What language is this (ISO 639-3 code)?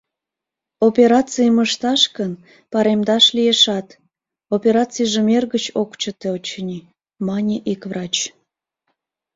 chm